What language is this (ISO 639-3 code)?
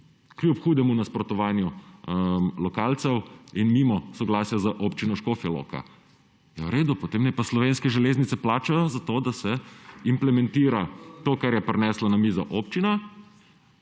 slv